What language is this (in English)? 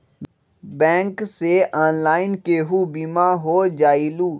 Magahi